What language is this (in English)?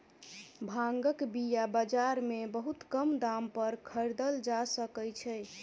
Maithili